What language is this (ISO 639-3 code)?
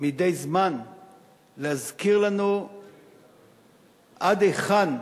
heb